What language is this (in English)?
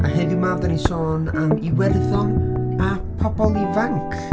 Welsh